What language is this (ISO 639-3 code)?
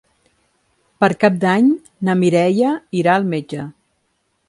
cat